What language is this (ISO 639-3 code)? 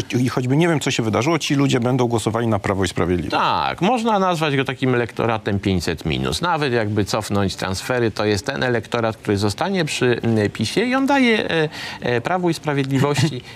pol